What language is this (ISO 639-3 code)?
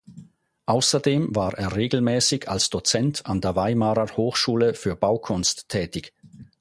deu